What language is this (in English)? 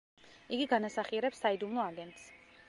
Georgian